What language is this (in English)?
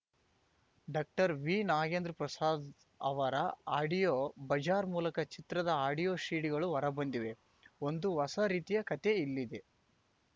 Kannada